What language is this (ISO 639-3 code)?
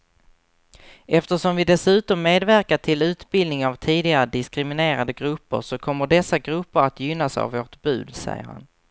swe